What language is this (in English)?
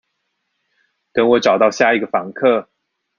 Chinese